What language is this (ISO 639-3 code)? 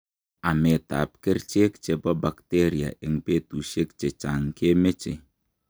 kln